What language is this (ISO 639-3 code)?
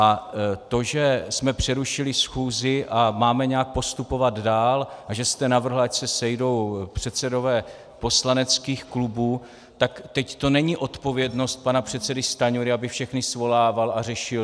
ces